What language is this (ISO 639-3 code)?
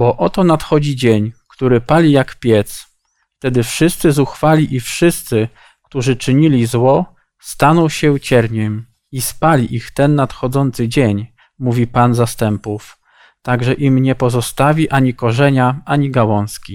pol